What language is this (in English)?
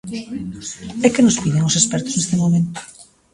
Galician